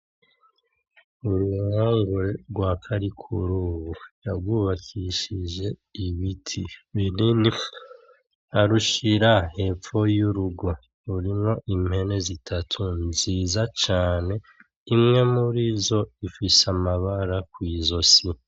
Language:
Rundi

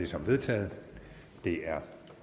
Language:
Danish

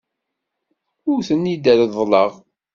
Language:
Kabyle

